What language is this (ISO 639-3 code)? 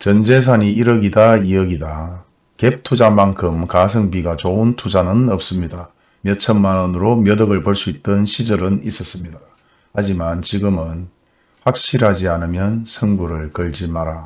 kor